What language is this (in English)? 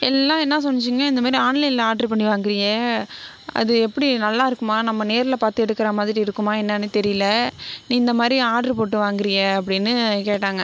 Tamil